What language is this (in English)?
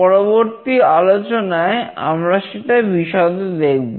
Bangla